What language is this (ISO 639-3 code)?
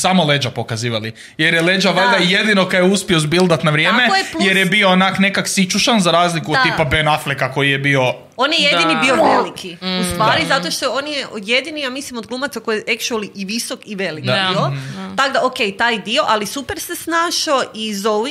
hrv